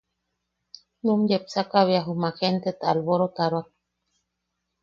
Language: Yaqui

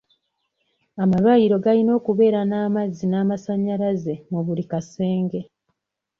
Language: Ganda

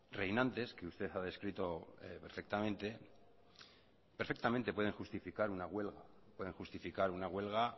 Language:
Spanish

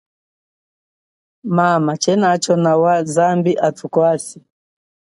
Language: Chokwe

